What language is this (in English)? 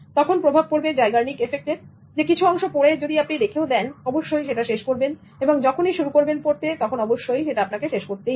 Bangla